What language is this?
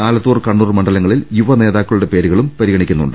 Malayalam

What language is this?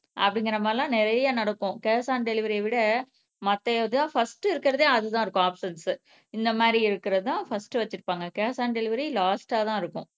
Tamil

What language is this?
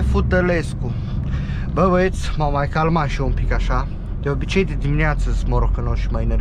Romanian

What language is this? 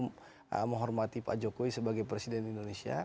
Indonesian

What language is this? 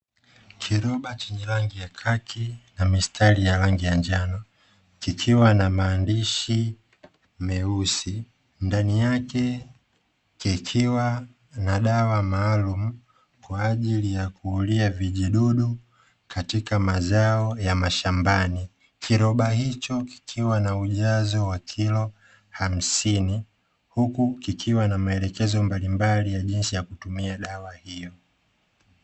Swahili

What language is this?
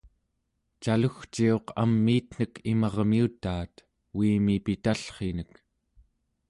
Central Yupik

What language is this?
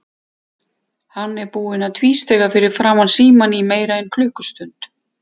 Icelandic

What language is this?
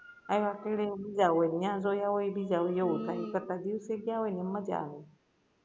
Gujarati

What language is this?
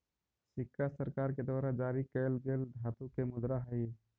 Magahi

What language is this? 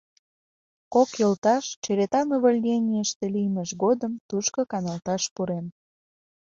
Mari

